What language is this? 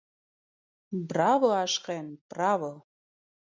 Armenian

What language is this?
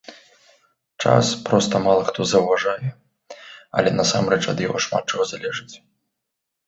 Belarusian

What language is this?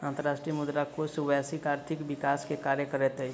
Maithili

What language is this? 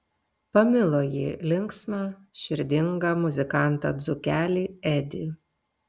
Lithuanian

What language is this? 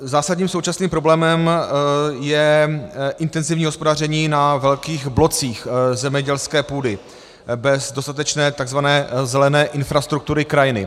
Czech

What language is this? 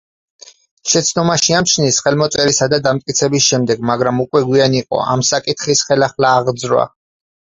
Georgian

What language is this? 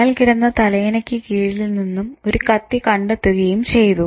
Malayalam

